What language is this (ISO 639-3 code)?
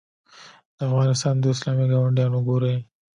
pus